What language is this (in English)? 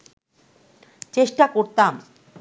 Bangla